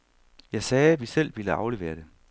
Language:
Danish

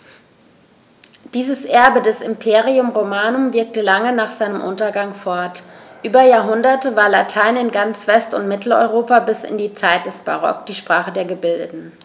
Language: German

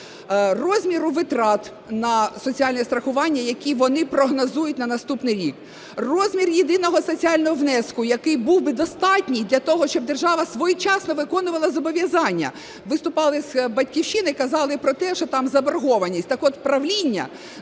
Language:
Ukrainian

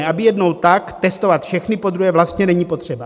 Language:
Czech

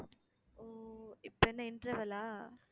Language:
Tamil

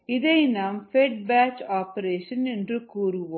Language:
Tamil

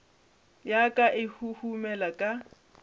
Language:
Northern Sotho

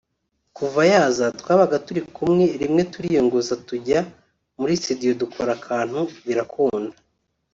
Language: Kinyarwanda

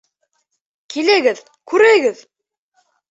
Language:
Bashkir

